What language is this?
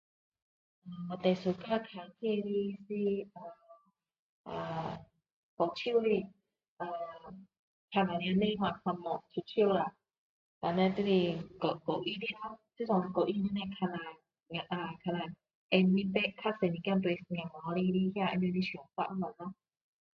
Min Dong Chinese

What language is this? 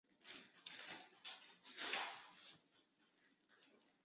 Chinese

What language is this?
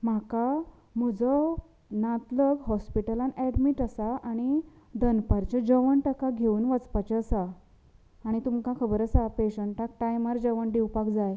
Konkani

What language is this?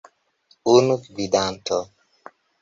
Esperanto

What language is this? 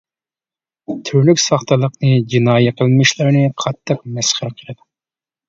Uyghur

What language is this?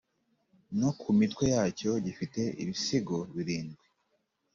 Kinyarwanda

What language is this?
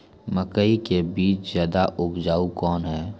Maithili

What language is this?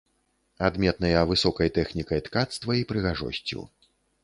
Belarusian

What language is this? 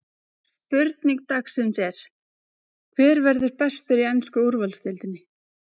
Icelandic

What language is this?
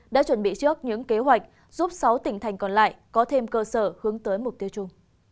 Vietnamese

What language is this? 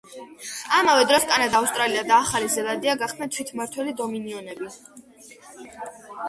Georgian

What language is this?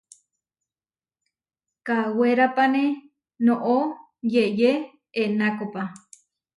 Huarijio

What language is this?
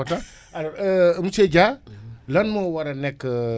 Wolof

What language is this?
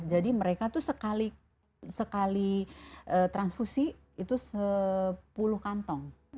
Indonesian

